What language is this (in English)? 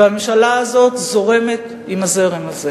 Hebrew